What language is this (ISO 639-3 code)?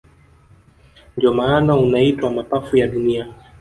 swa